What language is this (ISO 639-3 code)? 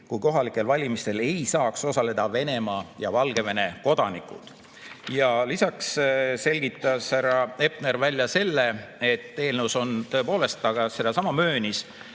est